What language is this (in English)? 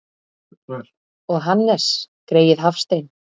Icelandic